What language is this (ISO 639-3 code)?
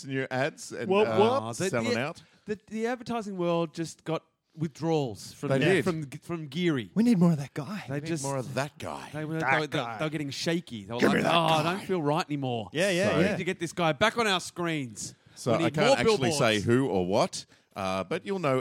eng